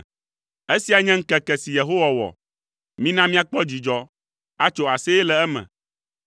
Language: Ewe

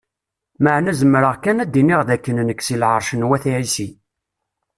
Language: Kabyle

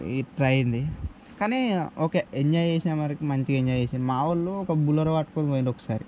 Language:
Telugu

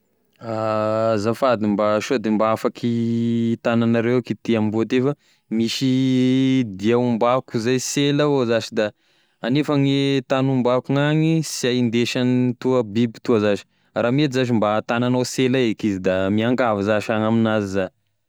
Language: Tesaka Malagasy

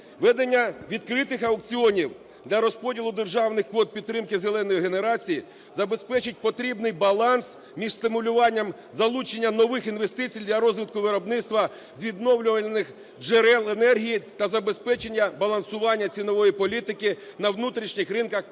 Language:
Ukrainian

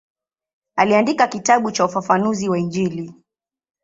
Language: Swahili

